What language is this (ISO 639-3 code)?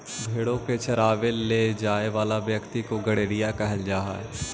mag